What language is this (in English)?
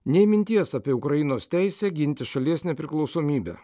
Lithuanian